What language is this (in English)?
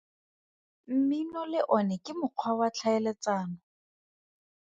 Tswana